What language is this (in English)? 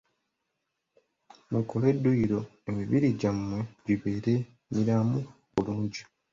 Ganda